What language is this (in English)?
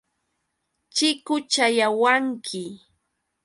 Yauyos Quechua